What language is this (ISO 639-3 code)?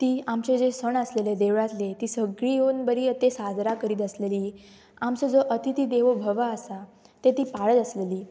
kok